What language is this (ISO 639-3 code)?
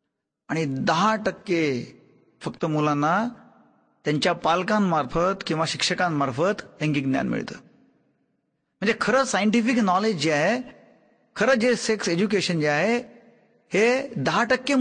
hin